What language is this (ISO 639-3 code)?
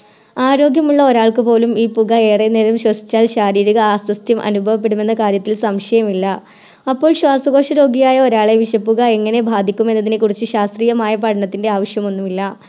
mal